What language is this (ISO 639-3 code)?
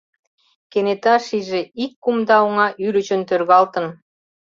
chm